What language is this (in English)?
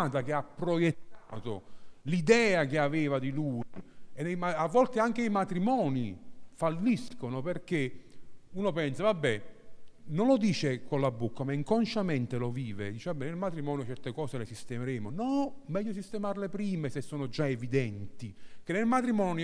Italian